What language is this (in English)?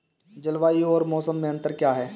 Hindi